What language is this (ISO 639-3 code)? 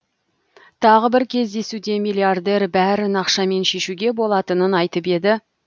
kaz